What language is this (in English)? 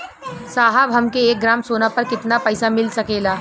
Bhojpuri